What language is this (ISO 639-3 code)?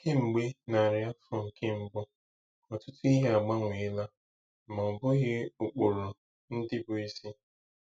ibo